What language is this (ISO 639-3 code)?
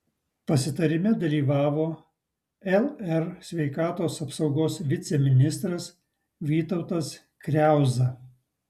lit